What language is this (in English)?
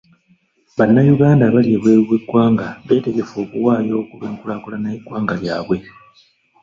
Ganda